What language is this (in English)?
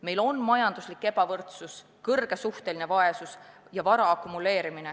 Estonian